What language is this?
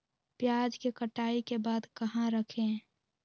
Magahi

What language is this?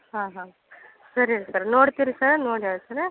Kannada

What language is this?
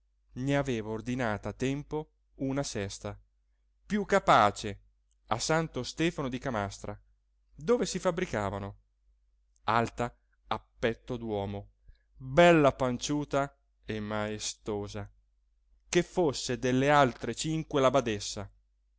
Italian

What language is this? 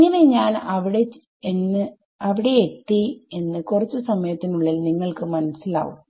Malayalam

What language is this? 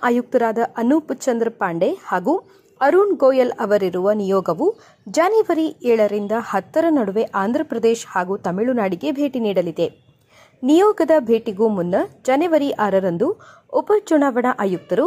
Kannada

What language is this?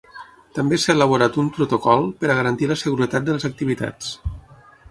Catalan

